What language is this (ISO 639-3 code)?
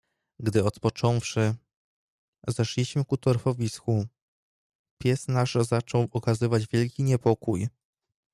pol